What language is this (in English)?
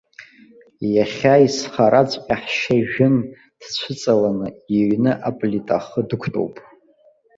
Abkhazian